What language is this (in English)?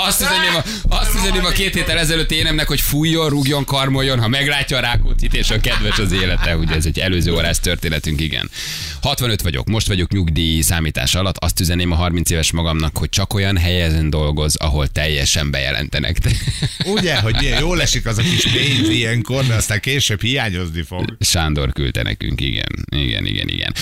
Hungarian